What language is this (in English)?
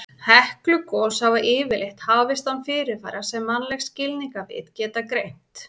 Icelandic